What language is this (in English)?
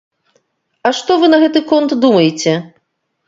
Belarusian